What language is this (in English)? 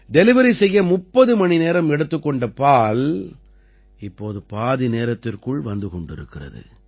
Tamil